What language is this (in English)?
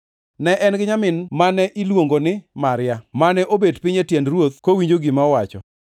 Luo (Kenya and Tanzania)